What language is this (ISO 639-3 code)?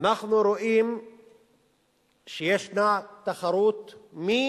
heb